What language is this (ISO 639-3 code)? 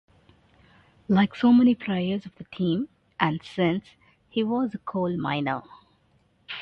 eng